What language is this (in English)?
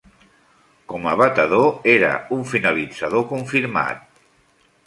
Catalan